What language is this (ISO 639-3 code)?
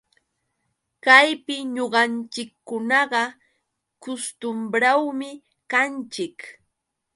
qux